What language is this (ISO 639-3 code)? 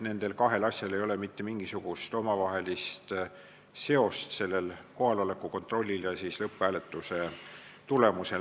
est